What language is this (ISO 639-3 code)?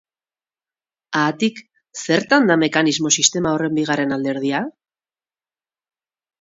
eus